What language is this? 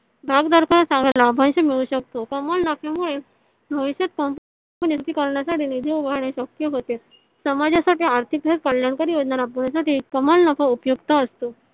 Marathi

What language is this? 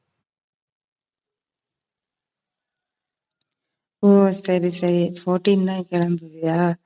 Tamil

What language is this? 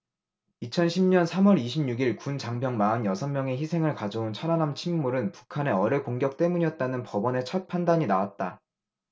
Korean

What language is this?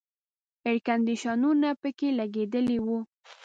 Pashto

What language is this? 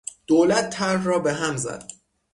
Persian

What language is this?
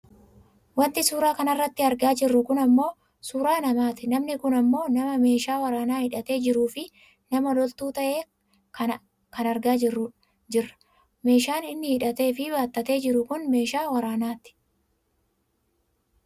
Oromo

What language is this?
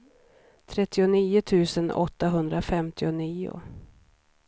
Swedish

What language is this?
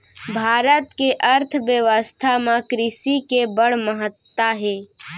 Chhattisgarhi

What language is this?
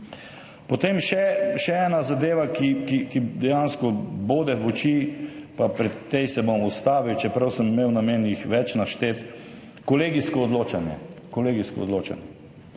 Slovenian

